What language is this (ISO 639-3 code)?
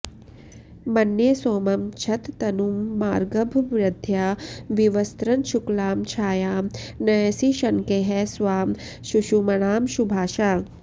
san